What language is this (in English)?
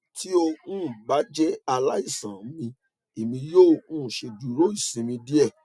Yoruba